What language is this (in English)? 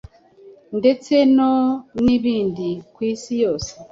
Kinyarwanda